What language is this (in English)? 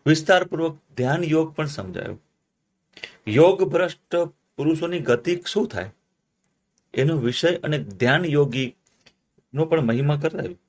Gujarati